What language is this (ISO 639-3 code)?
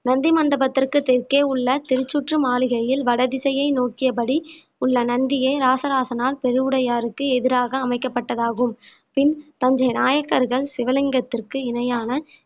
tam